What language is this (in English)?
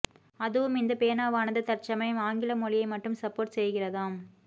Tamil